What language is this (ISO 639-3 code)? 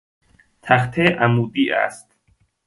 fas